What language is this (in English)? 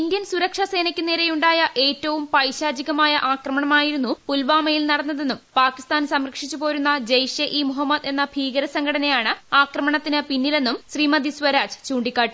Malayalam